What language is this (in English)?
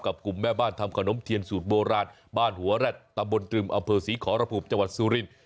Thai